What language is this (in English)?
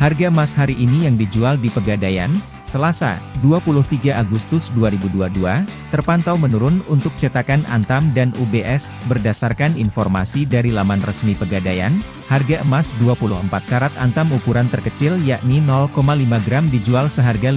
Indonesian